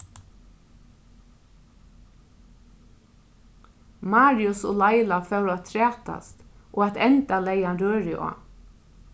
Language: Faroese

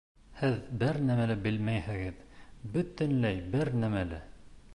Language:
Bashkir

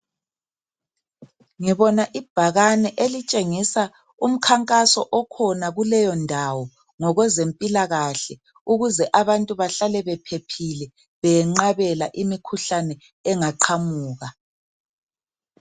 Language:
North Ndebele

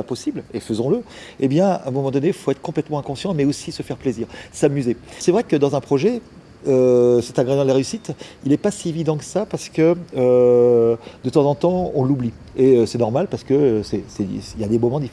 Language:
French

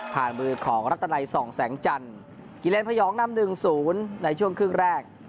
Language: Thai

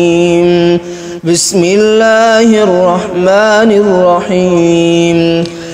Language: Arabic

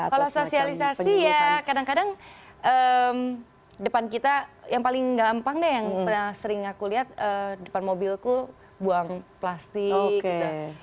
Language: Indonesian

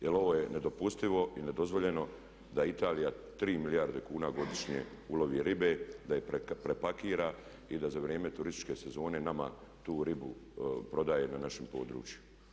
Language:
Croatian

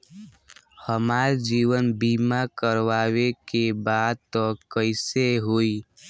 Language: Bhojpuri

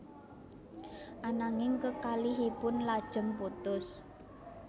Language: Javanese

